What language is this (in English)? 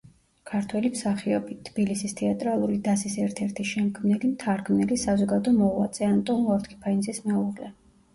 Georgian